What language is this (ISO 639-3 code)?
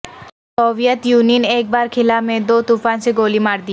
urd